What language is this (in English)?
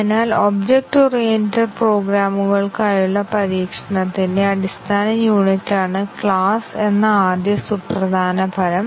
Malayalam